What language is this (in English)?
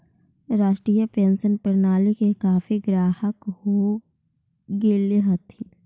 Magahi